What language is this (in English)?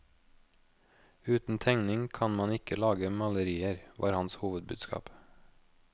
Norwegian